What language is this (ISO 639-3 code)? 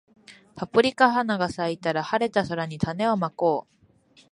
jpn